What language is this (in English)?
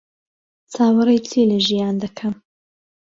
Central Kurdish